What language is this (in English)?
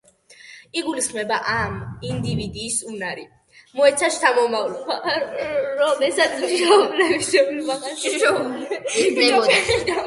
Georgian